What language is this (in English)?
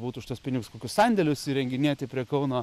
Lithuanian